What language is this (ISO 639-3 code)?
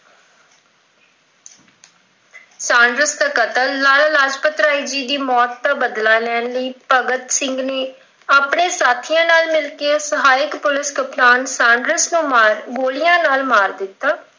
pan